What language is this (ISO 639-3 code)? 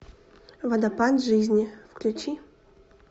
rus